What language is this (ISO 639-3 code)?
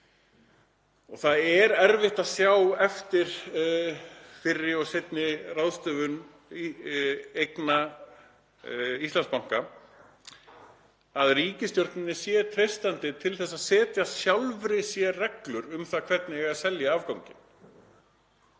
isl